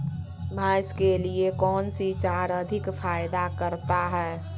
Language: Magahi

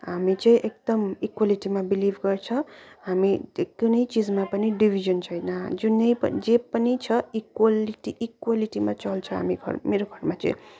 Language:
Nepali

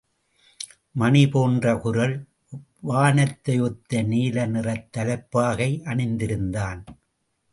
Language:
Tamil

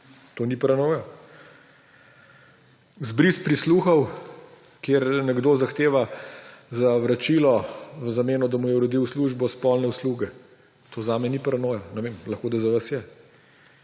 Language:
Slovenian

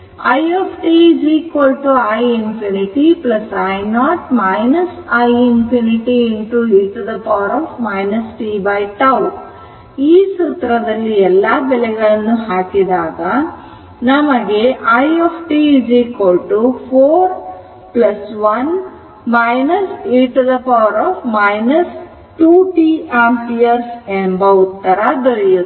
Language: Kannada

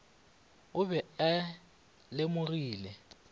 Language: Northern Sotho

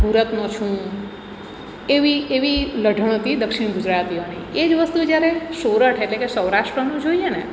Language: Gujarati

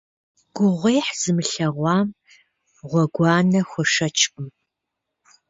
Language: Kabardian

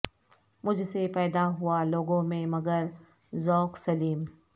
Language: Urdu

